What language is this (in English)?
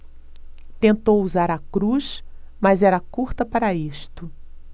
Portuguese